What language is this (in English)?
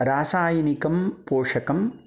Sanskrit